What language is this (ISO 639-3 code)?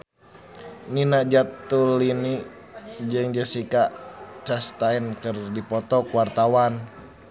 sun